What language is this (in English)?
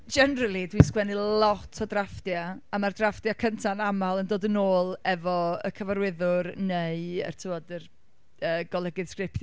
Welsh